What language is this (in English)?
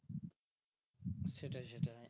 Bangla